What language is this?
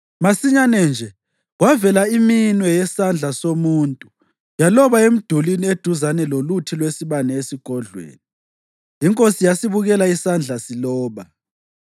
North Ndebele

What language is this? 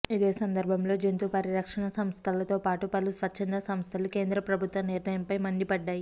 Telugu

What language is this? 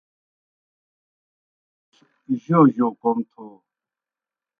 Kohistani Shina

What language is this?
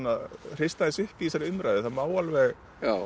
Icelandic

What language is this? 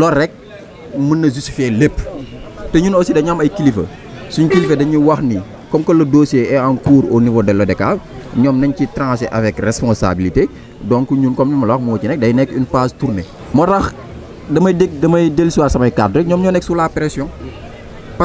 French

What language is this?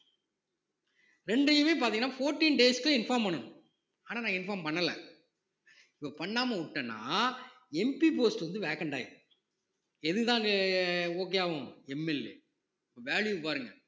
Tamil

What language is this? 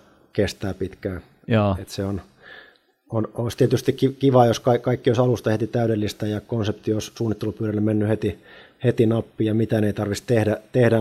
Finnish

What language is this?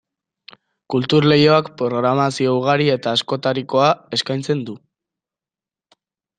Basque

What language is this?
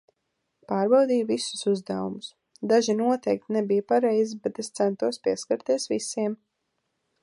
Latvian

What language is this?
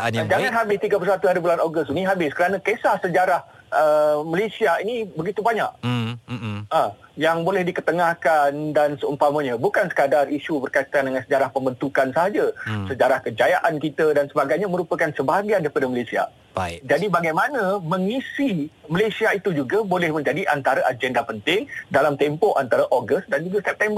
Malay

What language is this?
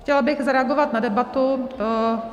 Czech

